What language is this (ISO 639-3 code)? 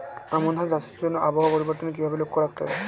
ben